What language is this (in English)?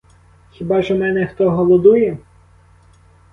Ukrainian